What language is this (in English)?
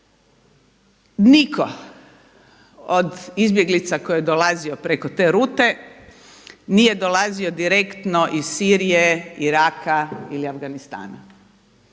Croatian